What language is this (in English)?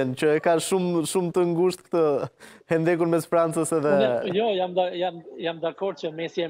Romanian